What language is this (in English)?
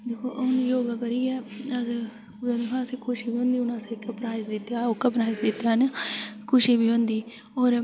Dogri